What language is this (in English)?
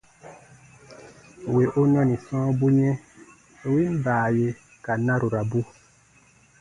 Baatonum